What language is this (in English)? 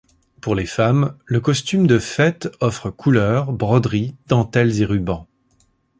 French